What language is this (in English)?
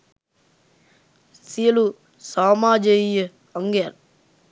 Sinhala